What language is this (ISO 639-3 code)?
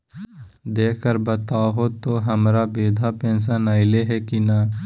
mag